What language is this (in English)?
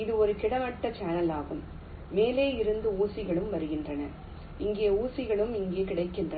Tamil